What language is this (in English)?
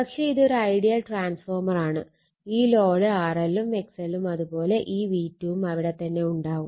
Malayalam